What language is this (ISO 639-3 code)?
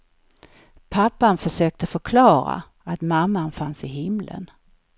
swe